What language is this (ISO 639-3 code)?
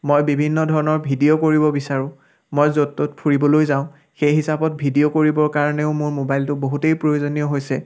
asm